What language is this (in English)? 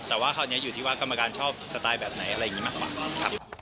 Thai